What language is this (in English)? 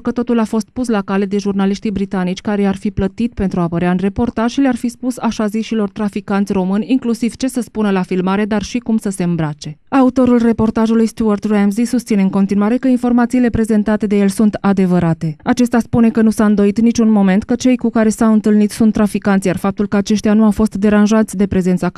Romanian